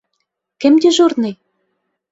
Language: Bashkir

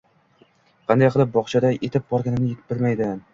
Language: Uzbek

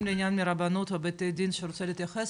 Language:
Hebrew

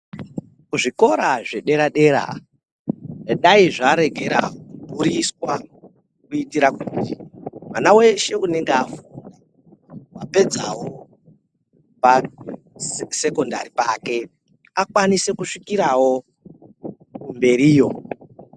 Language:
Ndau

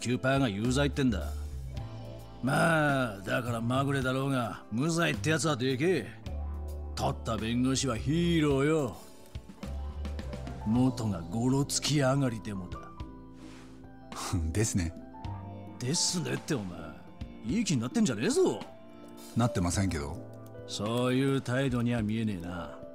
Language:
Japanese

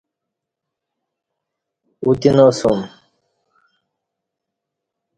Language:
Kati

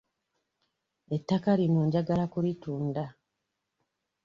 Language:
Ganda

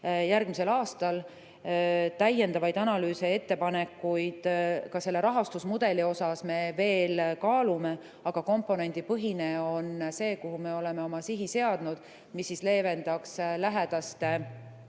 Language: Estonian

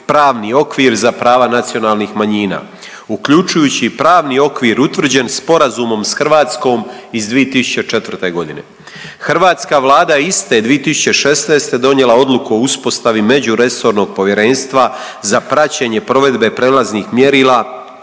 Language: Croatian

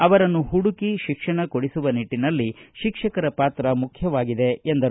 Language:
Kannada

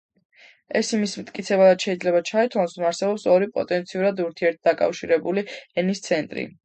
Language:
Georgian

